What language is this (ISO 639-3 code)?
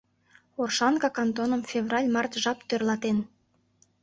chm